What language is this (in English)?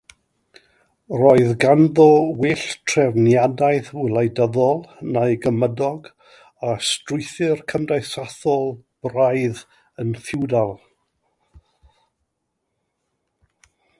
Welsh